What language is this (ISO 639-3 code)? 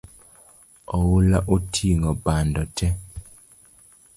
luo